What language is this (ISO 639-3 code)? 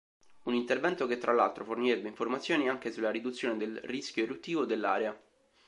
ita